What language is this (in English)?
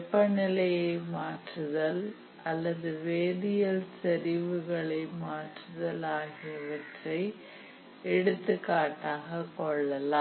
Tamil